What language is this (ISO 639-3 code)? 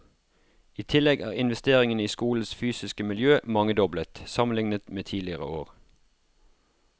nor